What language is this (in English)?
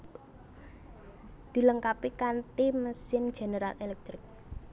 Javanese